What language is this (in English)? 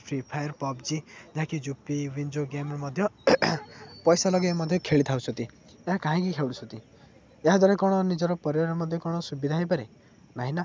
Odia